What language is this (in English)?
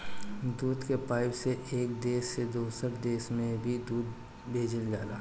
Bhojpuri